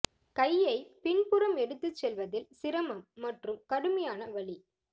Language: Tamil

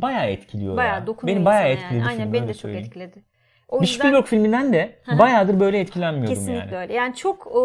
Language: Turkish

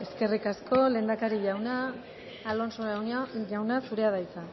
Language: Basque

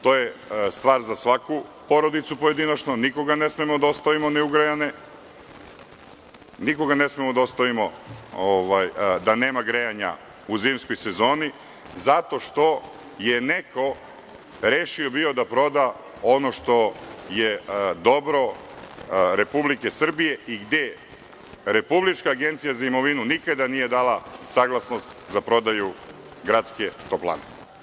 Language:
Serbian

